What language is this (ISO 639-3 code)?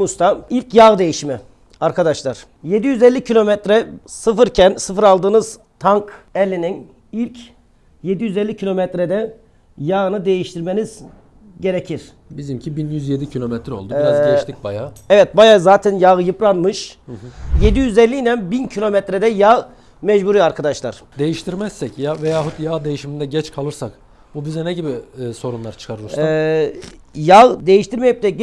tur